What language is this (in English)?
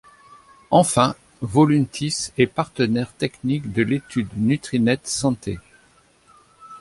French